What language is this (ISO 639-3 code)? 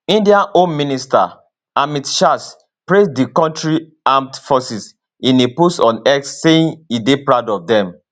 pcm